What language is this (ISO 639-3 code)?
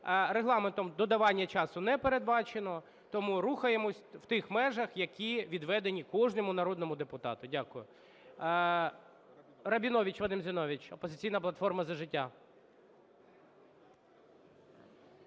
ukr